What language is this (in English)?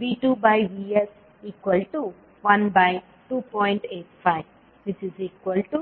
Kannada